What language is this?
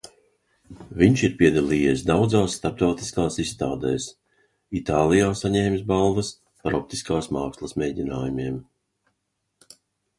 Latvian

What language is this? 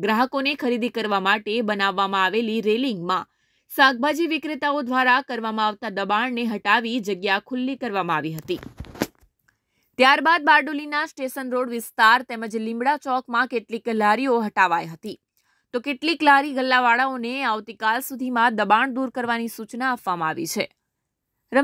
Hindi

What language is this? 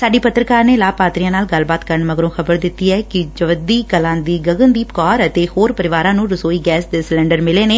Punjabi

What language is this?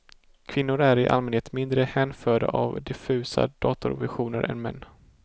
Swedish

